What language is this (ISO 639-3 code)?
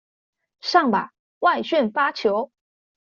zho